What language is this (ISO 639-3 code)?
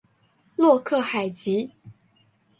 zho